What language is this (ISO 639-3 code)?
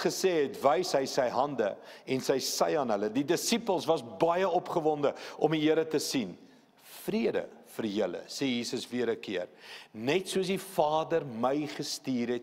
nld